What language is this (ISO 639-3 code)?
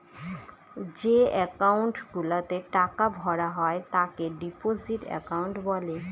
ben